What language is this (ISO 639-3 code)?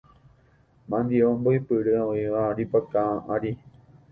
grn